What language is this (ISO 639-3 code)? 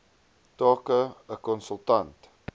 afr